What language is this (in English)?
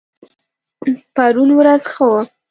Pashto